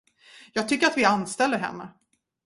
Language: Swedish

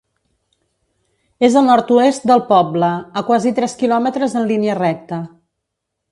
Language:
Catalan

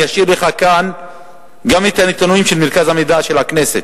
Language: Hebrew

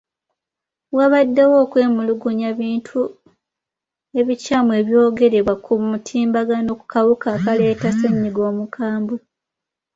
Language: Ganda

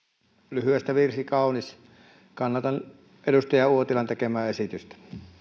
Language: Finnish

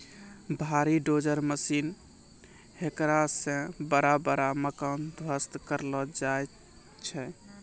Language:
Maithili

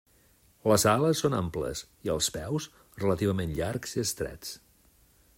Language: Catalan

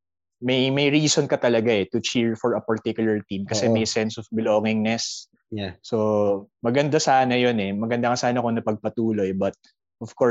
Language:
Filipino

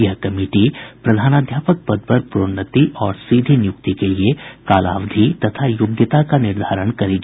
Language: Hindi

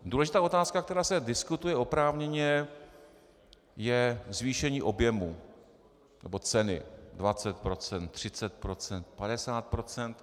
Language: Czech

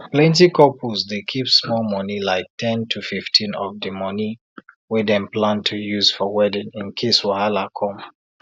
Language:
Nigerian Pidgin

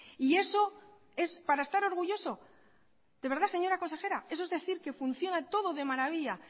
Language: Spanish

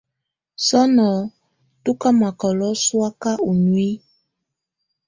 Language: Tunen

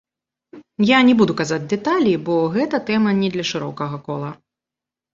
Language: Belarusian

